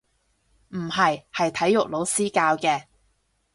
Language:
Cantonese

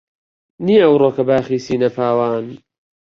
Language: Central Kurdish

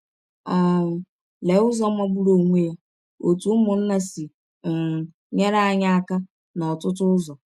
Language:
Igbo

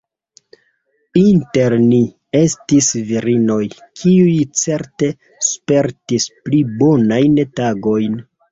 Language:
Esperanto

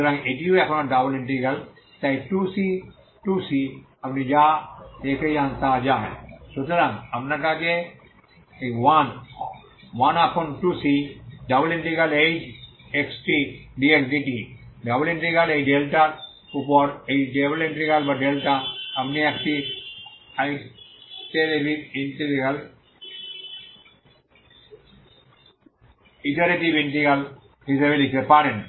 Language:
Bangla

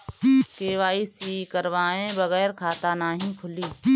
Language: Bhojpuri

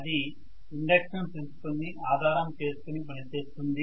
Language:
Telugu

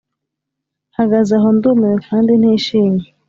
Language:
Kinyarwanda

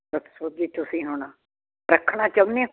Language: Punjabi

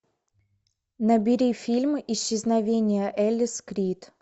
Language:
Russian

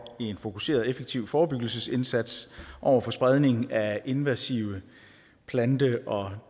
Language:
Danish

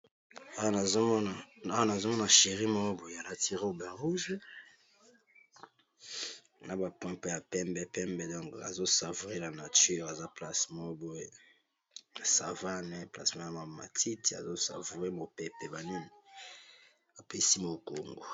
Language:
Lingala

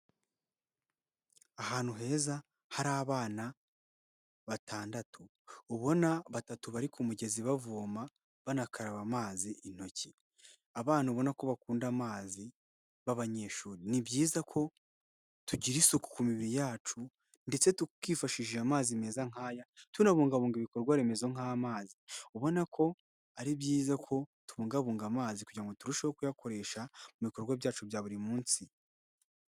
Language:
Kinyarwanda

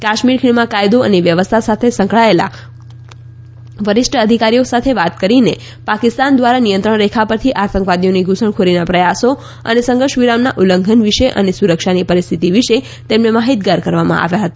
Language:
Gujarati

